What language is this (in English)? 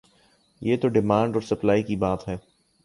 Urdu